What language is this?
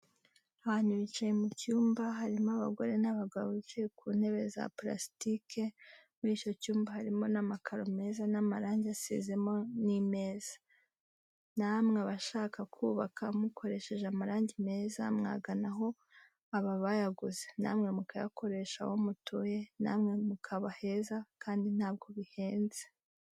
Kinyarwanda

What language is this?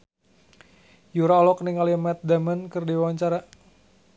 Sundanese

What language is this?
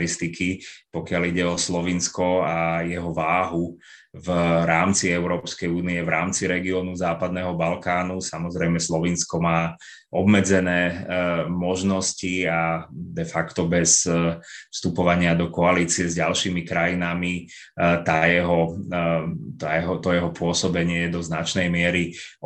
Czech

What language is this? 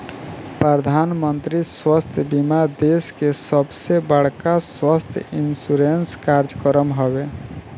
Bhojpuri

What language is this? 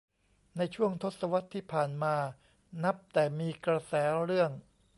Thai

